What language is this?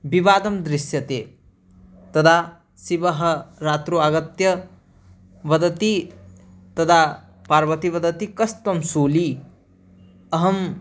Sanskrit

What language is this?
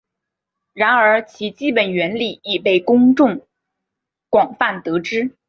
Chinese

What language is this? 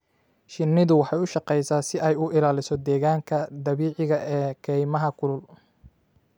Somali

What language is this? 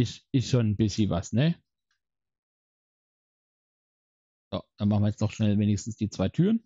German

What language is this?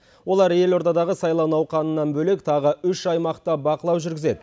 Kazakh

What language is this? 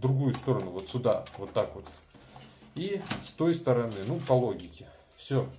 Russian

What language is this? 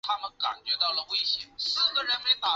Chinese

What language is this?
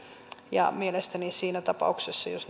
Finnish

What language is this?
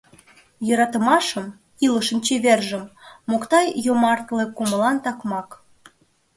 Mari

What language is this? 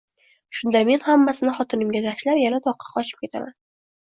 Uzbek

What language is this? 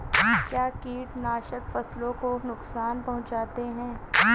Hindi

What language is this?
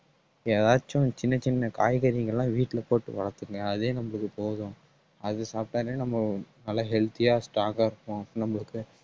Tamil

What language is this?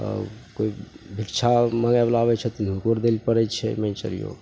Maithili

